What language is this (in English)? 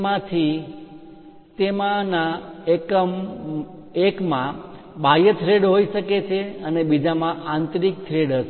Gujarati